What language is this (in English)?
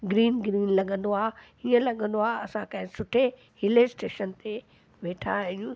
Sindhi